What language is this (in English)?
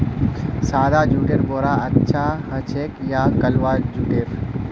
Magahi